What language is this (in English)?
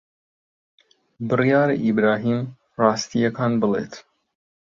Central Kurdish